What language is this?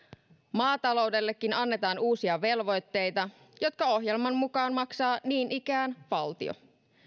Finnish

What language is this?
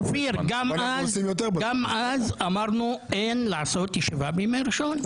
Hebrew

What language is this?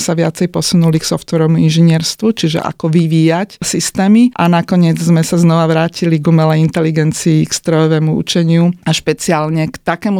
Slovak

